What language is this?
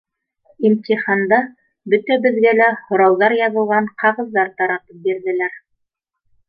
Bashkir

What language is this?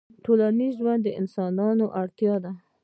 Pashto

